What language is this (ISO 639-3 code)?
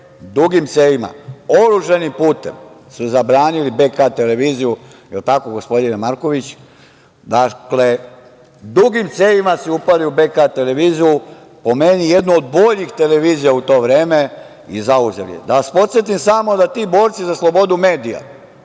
srp